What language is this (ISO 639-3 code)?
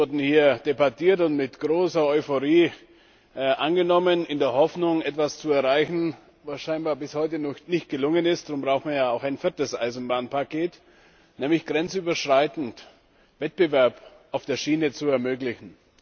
deu